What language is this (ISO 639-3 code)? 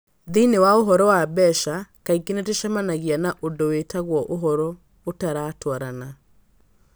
kik